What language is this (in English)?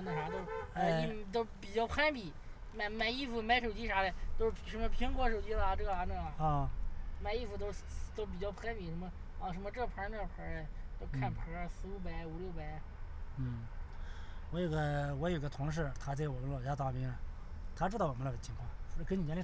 Chinese